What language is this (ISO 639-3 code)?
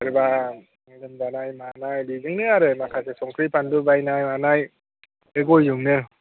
brx